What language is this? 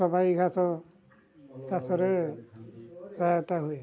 Odia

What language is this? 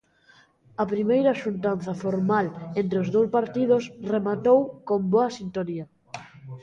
Galician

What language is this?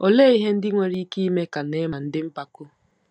Igbo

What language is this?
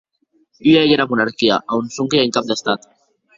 Occitan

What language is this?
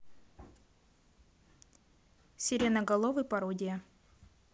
Russian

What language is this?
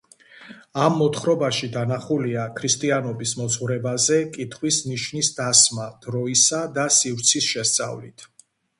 Georgian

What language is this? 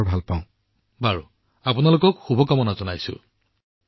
Assamese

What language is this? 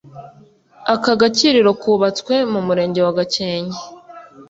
Kinyarwanda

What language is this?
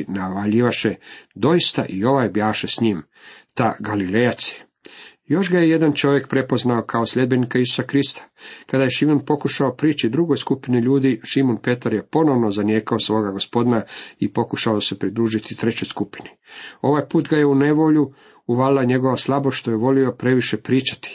Croatian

